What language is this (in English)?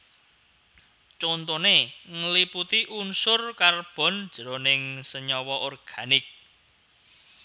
Javanese